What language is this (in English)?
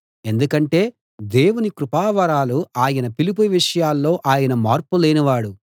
Telugu